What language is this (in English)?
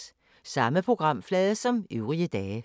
Danish